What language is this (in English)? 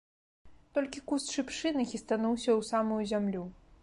Belarusian